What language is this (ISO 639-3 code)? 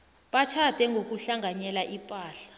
nbl